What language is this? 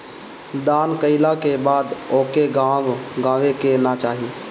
Bhojpuri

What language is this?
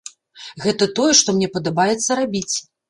Belarusian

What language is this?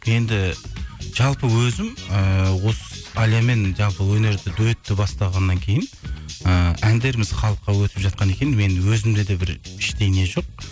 Kazakh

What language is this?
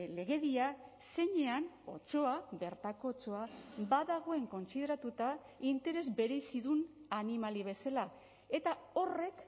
Basque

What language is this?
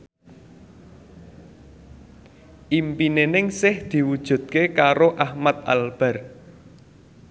Javanese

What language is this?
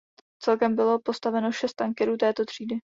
Czech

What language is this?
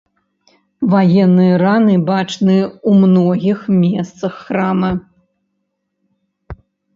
Belarusian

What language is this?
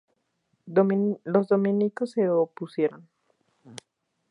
Spanish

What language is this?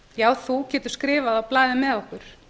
Icelandic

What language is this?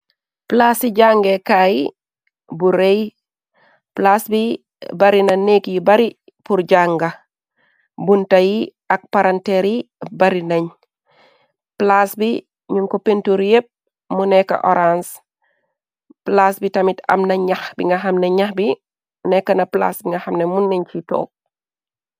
Wolof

